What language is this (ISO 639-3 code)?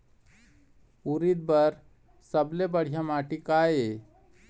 hne